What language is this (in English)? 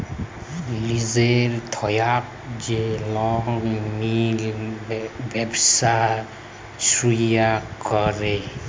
Bangla